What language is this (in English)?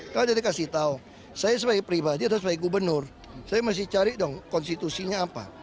Indonesian